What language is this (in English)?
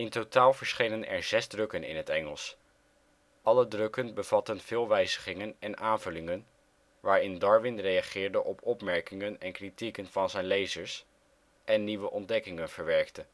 Dutch